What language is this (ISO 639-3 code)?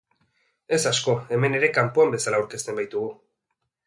eus